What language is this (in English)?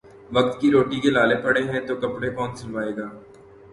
Urdu